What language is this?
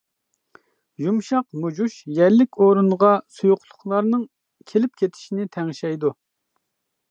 Uyghur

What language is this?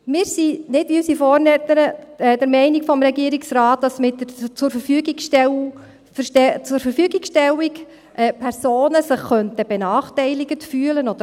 Swiss German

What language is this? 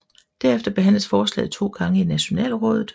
Danish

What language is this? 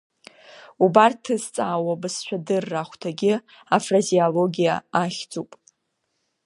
Abkhazian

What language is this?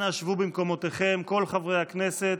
Hebrew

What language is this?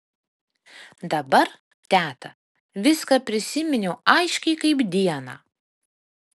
Lithuanian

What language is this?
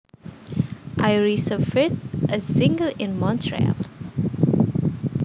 Javanese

